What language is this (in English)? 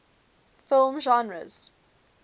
English